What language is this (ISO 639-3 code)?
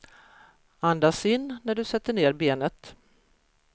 swe